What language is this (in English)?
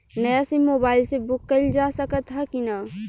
Bhojpuri